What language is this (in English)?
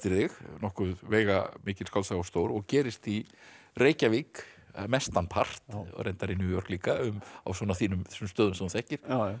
Icelandic